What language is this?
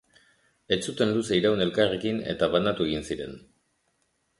Basque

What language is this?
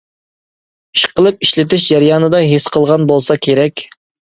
Uyghur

